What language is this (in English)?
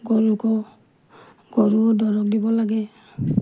Assamese